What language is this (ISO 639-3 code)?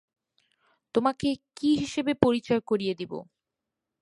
ben